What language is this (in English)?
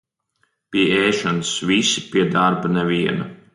Latvian